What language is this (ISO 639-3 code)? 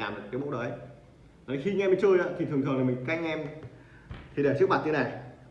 vie